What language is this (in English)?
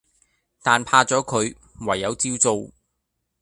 Cantonese